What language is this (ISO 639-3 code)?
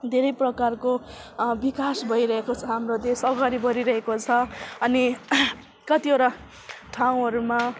nep